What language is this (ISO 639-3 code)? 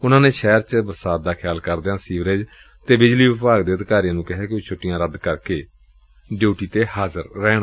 pan